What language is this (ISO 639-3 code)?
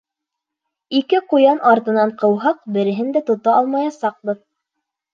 bak